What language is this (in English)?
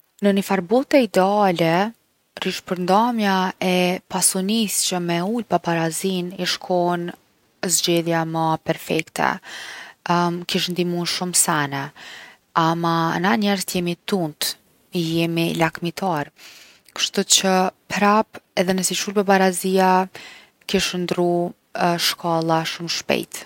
Gheg Albanian